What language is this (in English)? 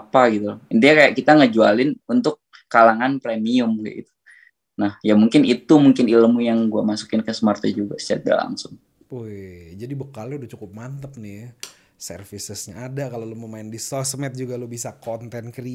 Indonesian